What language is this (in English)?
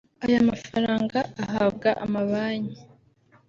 Kinyarwanda